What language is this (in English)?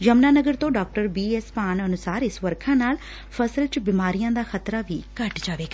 Punjabi